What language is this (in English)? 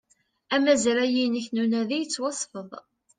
Kabyle